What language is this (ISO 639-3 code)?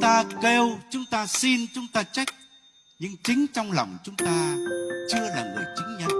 vie